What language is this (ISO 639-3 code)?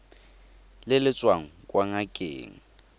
tsn